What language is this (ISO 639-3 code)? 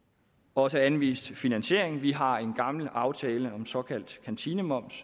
dan